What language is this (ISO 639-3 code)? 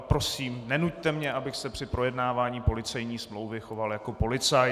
ces